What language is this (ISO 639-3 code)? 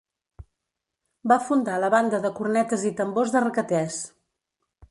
cat